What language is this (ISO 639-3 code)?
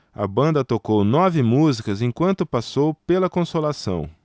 por